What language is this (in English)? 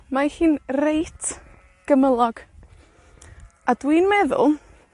Welsh